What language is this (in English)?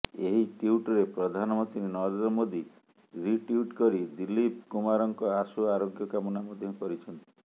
Odia